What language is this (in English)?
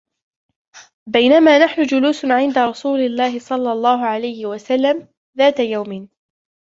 Arabic